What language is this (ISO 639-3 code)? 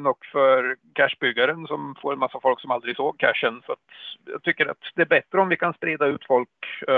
swe